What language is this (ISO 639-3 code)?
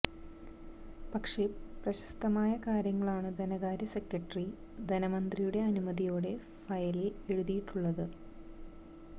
mal